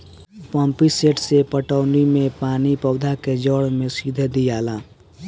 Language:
Bhojpuri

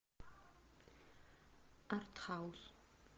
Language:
Russian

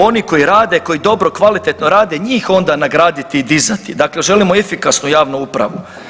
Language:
Croatian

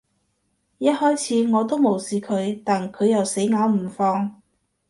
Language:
Cantonese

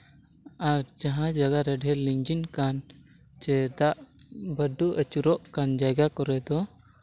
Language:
Santali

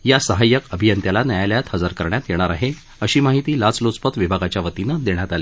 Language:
Marathi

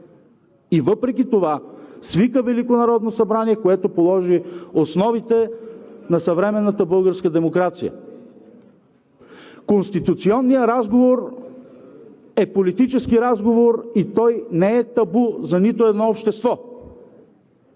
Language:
Bulgarian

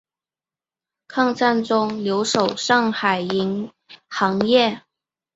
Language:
Chinese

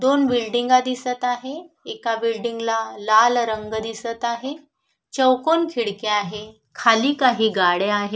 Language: Marathi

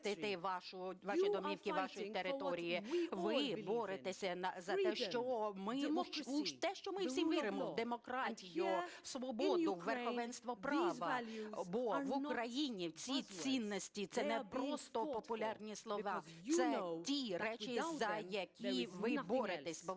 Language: Ukrainian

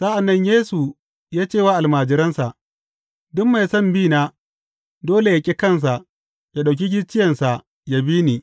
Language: Hausa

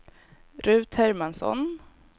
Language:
Swedish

